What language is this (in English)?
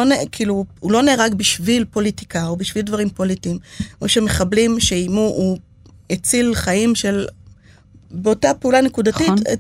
Hebrew